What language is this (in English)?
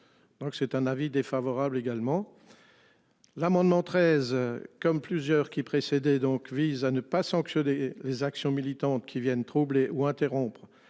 French